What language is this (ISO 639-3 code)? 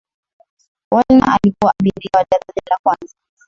swa